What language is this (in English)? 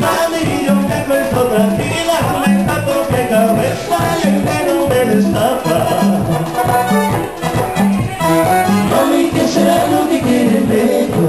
Spanish